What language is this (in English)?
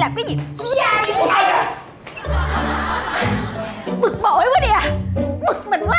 Vietnamese